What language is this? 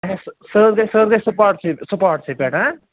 Kashmiri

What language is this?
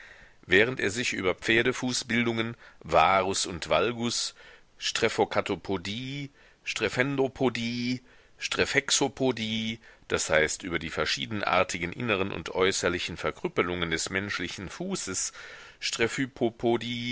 German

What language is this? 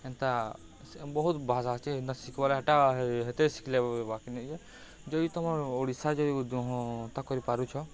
Odia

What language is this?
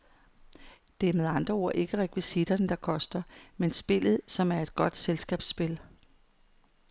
Danish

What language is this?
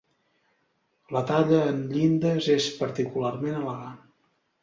Catalan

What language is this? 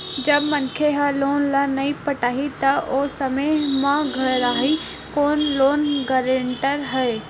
Chhattisgarhi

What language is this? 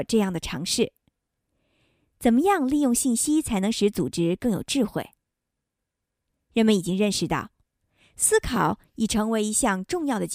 Chinese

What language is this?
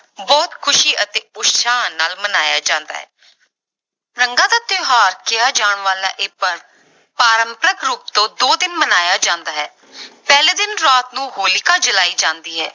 Punjabi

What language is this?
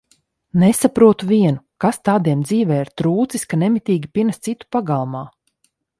Latvian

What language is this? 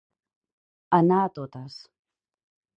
Catalan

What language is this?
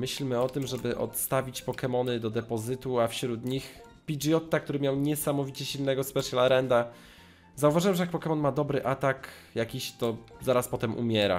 Polish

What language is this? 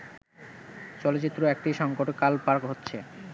Bangla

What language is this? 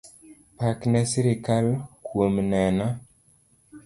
Luo (Kenya and Tanzania)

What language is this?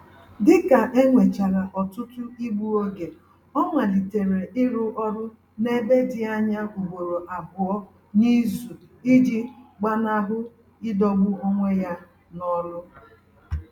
Igbo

